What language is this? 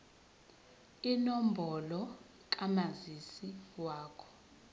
Zulu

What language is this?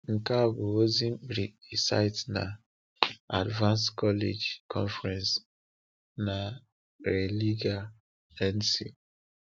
Igbo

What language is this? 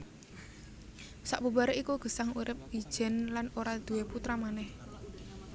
Javanese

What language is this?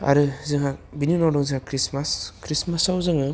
Bodo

